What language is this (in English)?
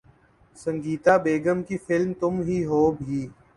Urdu